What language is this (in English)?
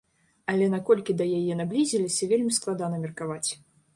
Belarusian